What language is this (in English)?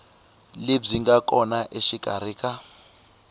Tsonga